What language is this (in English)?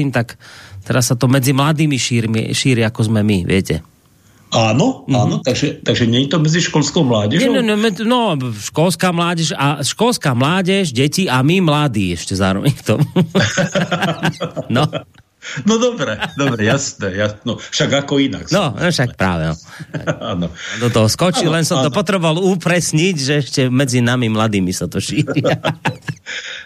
Slovak